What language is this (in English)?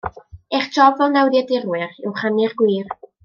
Welsh